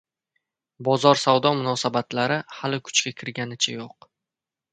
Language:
Uzbek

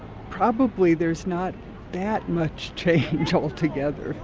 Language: English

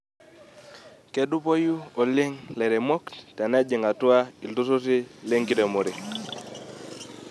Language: Masai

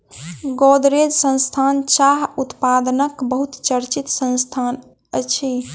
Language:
Maithili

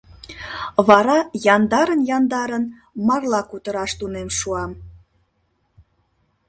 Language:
Mari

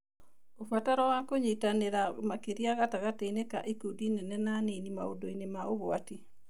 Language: Kikuyu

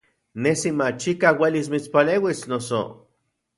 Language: Central Puebla Nahuatl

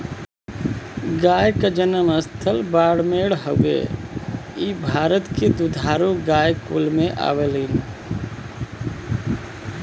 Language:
Bhojpuri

